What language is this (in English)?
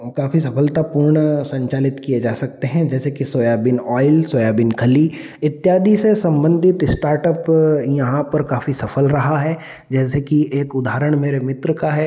Hindi